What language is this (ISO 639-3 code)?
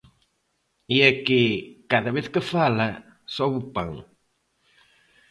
glg